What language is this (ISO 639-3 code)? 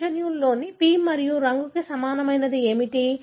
tel